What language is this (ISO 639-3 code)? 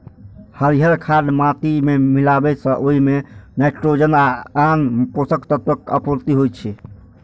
mai